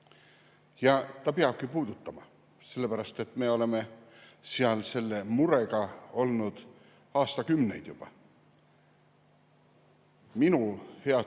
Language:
Estonian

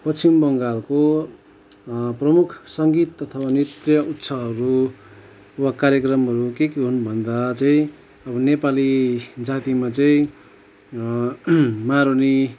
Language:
Nepali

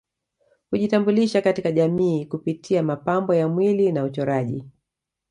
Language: Swahili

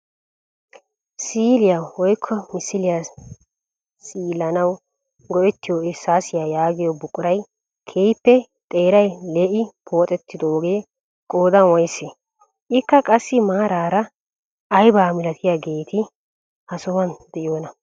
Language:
Wolaytta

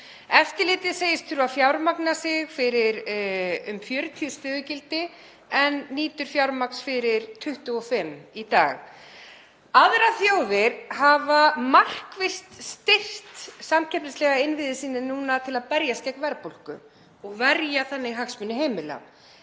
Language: Icelandic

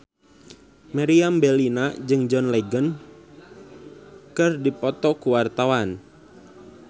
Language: Sundanese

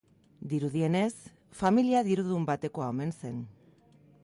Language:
Basque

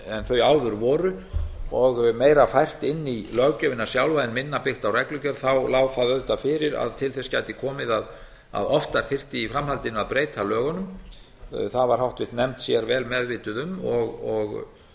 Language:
Icelandic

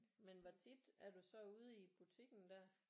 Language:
Danish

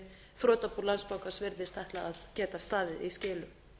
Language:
Icelandic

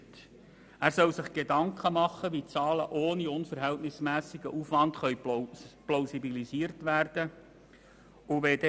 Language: Swiss German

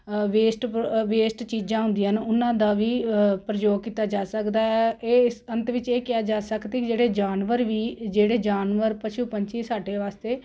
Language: Punjabi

